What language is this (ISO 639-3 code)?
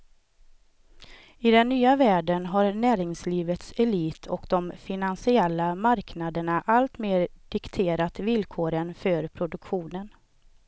swe